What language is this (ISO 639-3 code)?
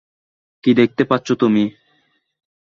ben